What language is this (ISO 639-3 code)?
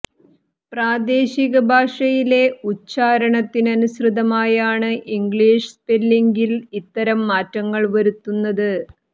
mal